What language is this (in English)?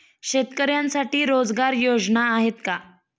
Marathi